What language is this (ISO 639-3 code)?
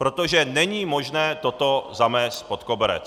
ces